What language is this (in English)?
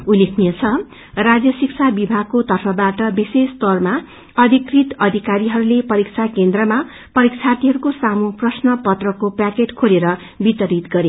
Nepali